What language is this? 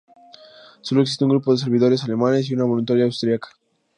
Spanish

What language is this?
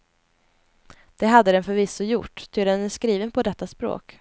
Swedish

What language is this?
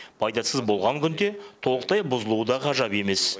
Kazakh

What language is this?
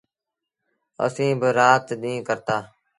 Sindhi Bhil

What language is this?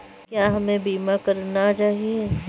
Hindi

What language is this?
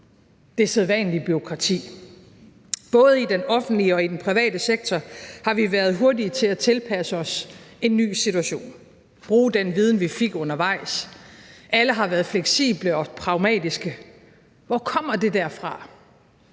Danish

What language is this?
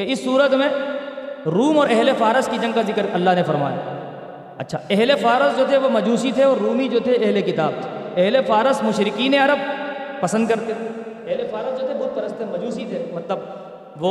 Urdu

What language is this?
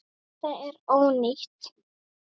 Icelandic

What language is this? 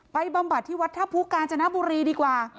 Thai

